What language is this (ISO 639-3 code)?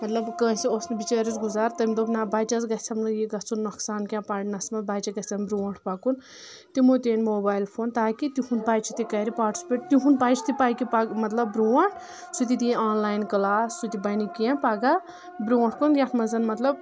kas